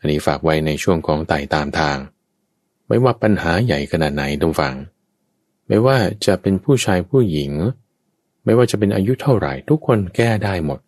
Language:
Thai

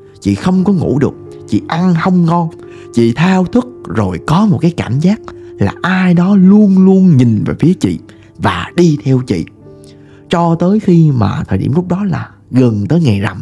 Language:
Vietnamese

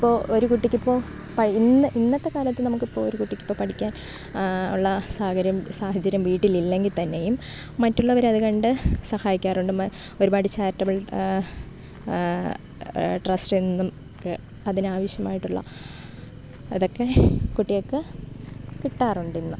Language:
Malayalam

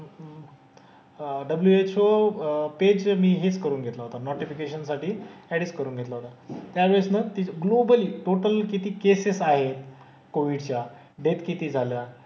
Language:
Marathi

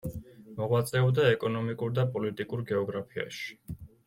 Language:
Georgian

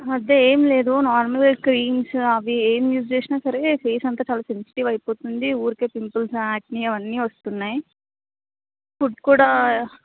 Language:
Telugu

